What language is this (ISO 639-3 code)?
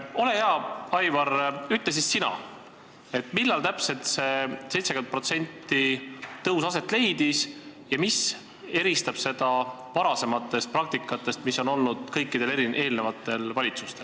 est